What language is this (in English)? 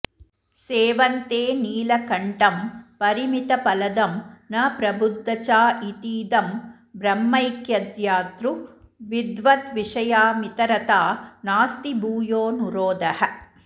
Sanskrit